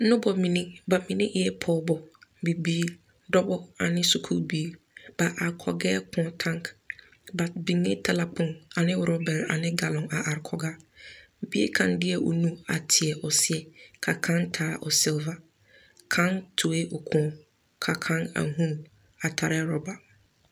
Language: Southern Dagaare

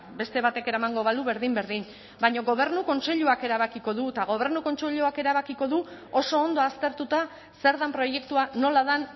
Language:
Basque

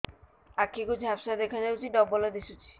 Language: Odia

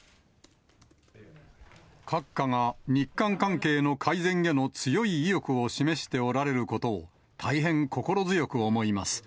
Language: Japanese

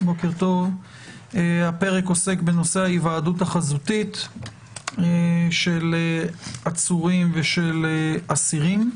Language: Hebrew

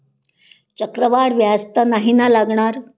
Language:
Marathi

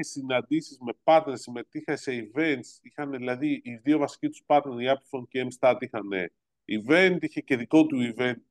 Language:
Greek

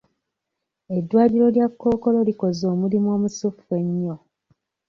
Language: Ganda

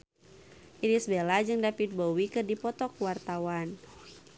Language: Sundanese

